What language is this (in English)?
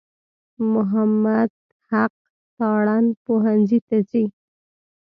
Pashto